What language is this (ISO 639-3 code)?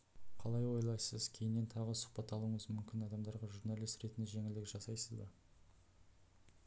kaz